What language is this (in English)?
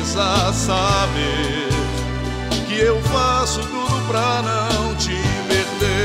Portuguese